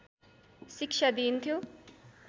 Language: Nepali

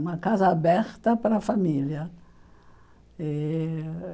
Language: Portuguese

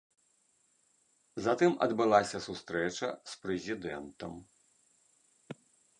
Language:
Belarusian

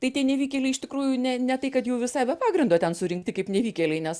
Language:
Lithuanian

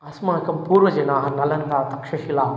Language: Sanskrit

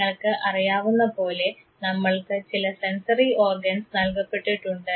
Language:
Malayalam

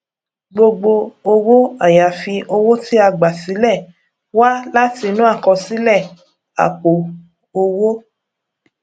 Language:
Yoruba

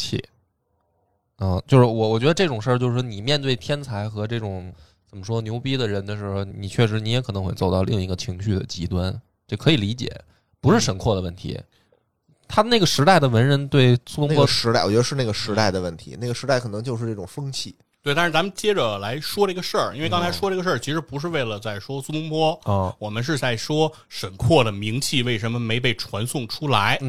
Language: Chinese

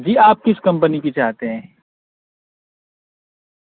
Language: Urdu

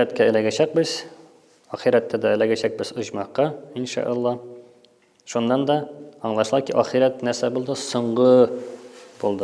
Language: Turkish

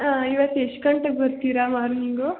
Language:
Kannada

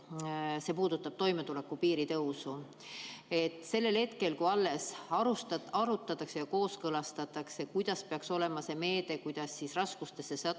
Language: Estonian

